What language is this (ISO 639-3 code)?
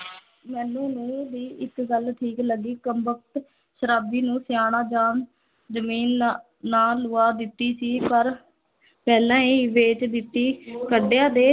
pan